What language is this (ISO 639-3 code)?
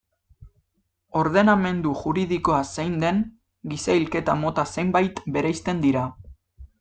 eus